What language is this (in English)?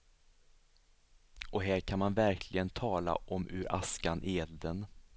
Swedish